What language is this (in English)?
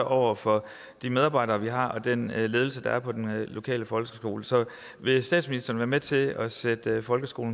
Danish